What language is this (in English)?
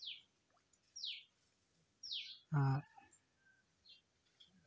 Santali